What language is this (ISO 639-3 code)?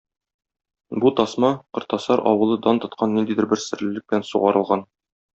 tat